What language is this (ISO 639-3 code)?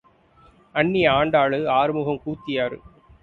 tam